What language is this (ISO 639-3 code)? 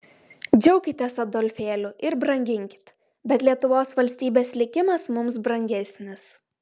lit